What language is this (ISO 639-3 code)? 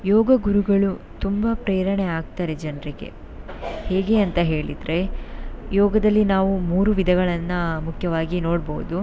kan